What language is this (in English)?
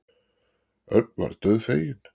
Icelandic